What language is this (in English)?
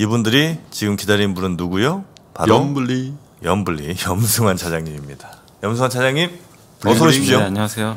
Korean